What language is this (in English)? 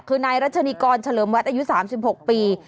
Thai